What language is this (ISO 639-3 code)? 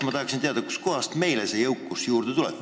est